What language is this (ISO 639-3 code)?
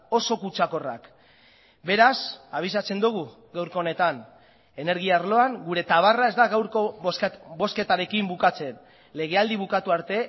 eus